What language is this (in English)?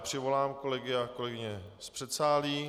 Czech